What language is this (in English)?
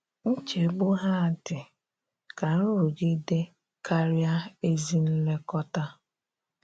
Igbo